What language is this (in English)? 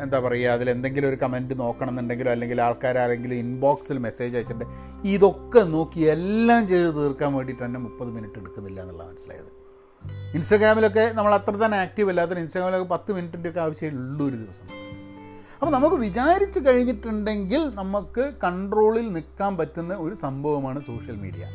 Malayalam